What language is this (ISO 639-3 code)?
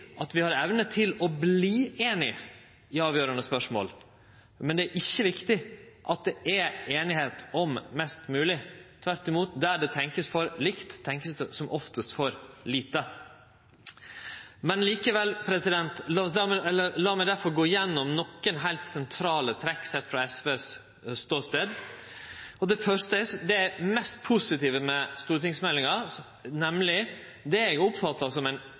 nno